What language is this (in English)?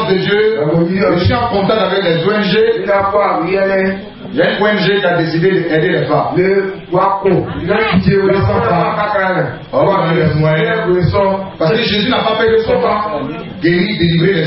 French